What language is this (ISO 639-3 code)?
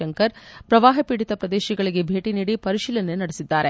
kan